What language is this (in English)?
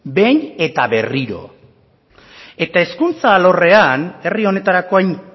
Basque